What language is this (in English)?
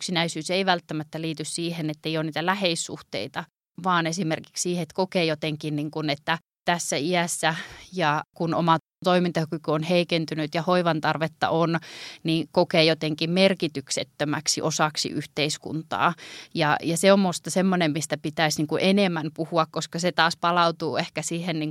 Finnish